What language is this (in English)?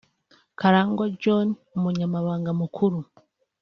Kinyarwanda